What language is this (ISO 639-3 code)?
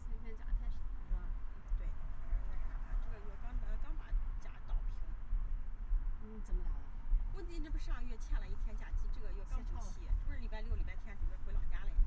zho